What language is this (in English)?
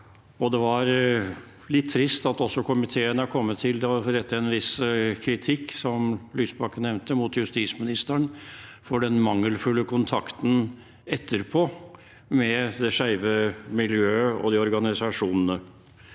Norwegian